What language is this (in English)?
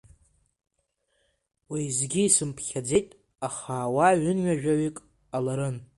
Abkhazian